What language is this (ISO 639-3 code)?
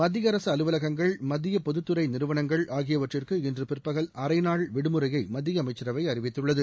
tam